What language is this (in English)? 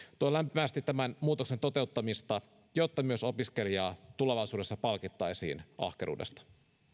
Finnish